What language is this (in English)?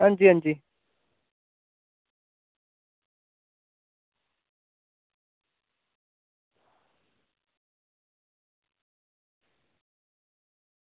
Dogri